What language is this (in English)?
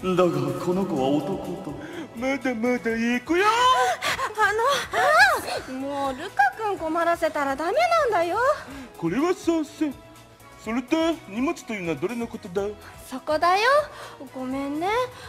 Japanese